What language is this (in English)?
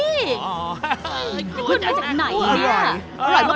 Thai